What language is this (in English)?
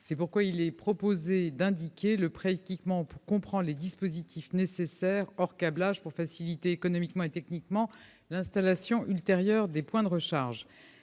French